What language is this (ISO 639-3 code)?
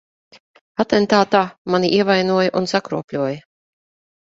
lav